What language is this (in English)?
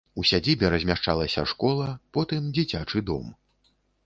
Belarusian